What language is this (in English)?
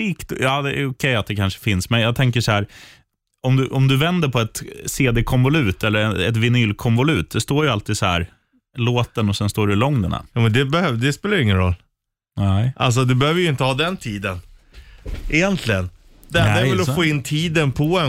Swedish